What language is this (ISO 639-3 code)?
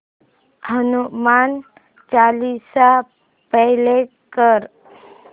mar